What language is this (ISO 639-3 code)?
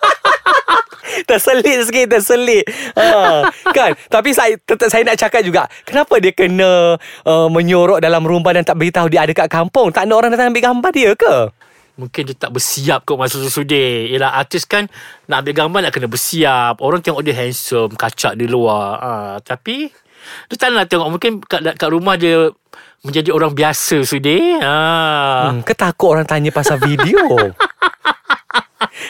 msa